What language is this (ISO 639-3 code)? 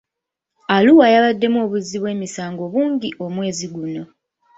lug